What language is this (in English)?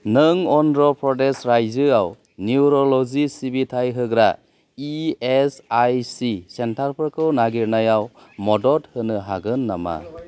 Bodo